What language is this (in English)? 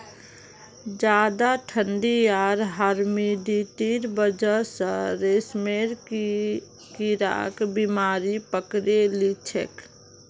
Magahi